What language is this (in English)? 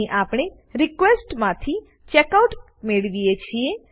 Gujarati